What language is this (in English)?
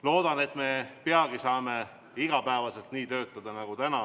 Estonian